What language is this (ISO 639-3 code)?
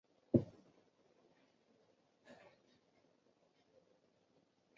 zho